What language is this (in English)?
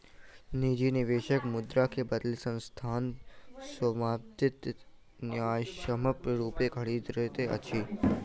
Maithili